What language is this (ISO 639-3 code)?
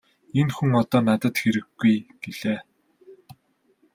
mon